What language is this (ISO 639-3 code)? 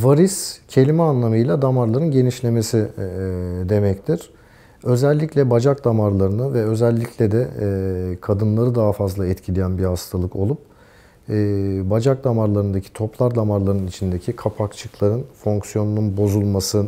tur